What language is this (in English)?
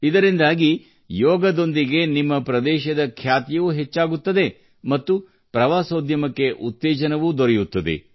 Kannada